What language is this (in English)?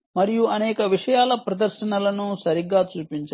Telugu